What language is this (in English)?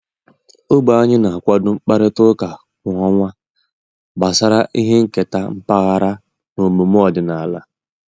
Igbo